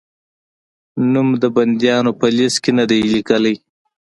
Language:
Pashto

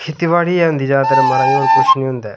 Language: Dogri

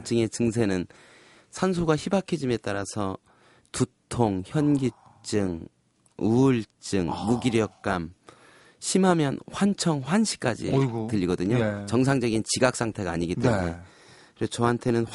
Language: Korean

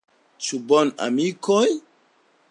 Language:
Esperanto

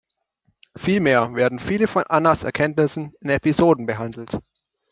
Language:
German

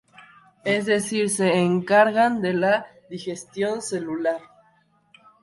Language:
Spanish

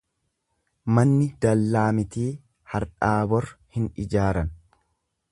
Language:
Oromo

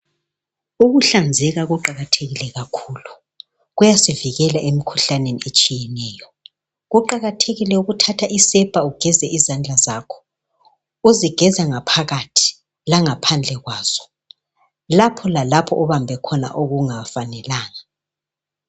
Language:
North Ndebele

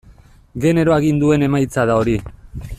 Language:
Basque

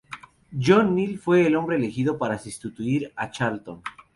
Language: Spanish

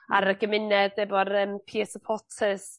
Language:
Welsh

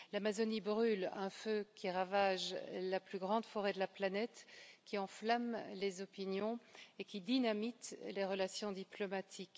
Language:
French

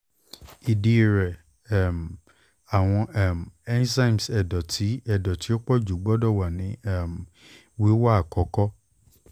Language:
Yoruba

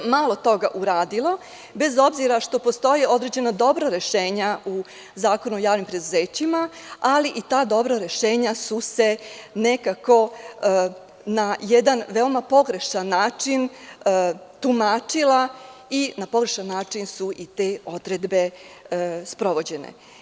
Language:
Serbian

